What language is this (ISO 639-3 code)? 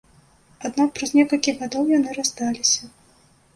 bel